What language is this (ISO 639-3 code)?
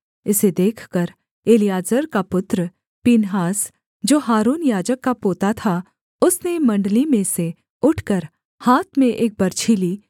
hin